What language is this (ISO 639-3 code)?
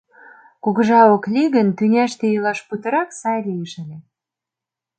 chm